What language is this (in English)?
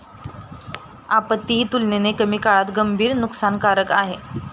Marathi